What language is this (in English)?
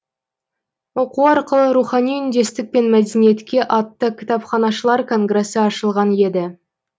Kazakh